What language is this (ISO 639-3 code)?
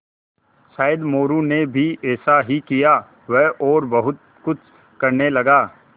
hin